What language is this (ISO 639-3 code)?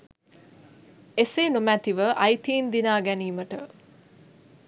sin